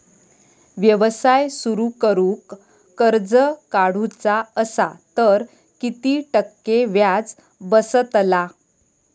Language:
Marathi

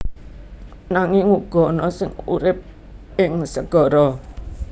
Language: Javanese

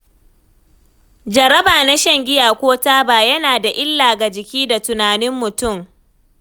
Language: Hausa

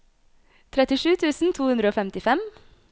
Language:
Norwegian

